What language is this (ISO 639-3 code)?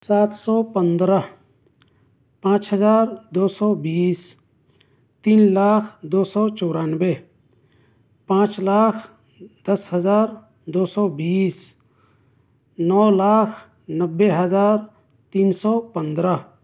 urd